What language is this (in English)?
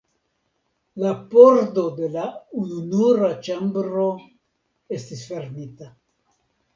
Esperanto